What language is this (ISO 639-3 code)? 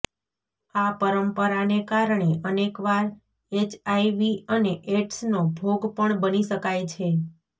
guj